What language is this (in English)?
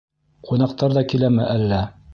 Bashkir